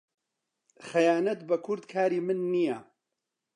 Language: Central Kurdish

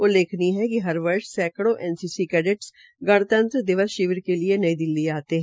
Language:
Hindi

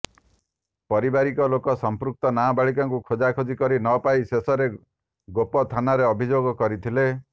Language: Odia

